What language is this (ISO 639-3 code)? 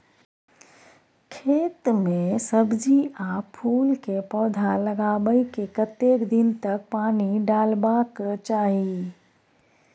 mai